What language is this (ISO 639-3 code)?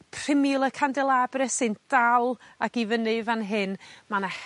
cym